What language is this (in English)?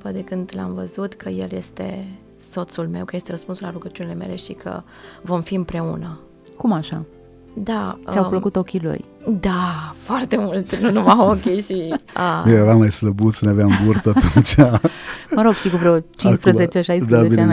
Romanian